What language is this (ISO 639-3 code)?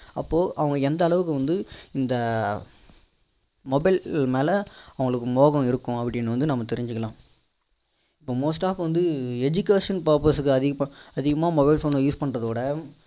tam